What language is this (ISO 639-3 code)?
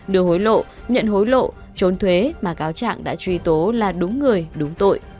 vie